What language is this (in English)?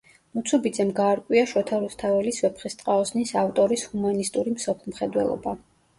Georgian